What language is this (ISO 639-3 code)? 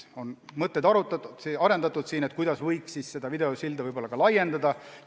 est